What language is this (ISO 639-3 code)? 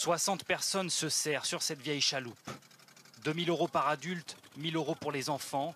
fra